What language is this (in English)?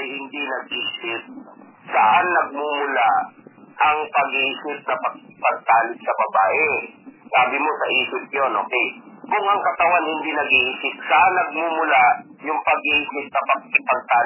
Filipino